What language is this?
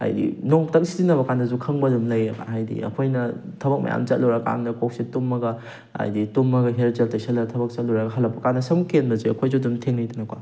Manipuri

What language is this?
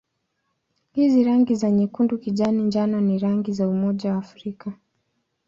Swahili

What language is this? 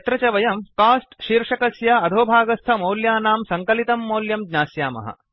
Sanskrit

